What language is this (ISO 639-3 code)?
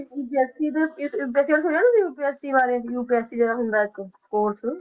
pan